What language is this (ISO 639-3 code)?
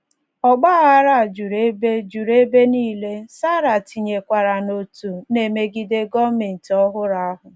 ibo